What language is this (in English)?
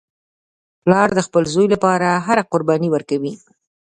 Pashto